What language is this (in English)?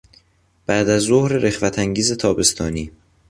Persian